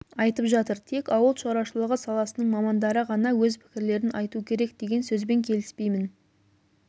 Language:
Kazakh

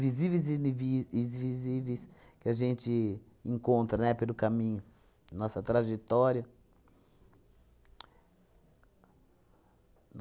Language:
Portuguese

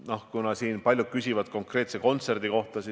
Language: Estonian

